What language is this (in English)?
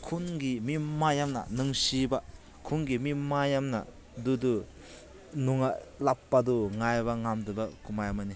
Manipuri